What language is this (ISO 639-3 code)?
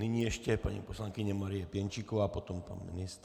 ces